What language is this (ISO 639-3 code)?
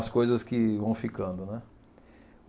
por